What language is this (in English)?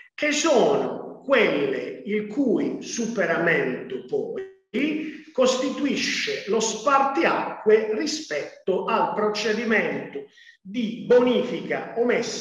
Italian